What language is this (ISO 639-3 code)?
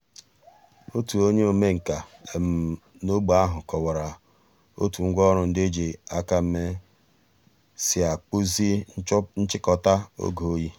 ibo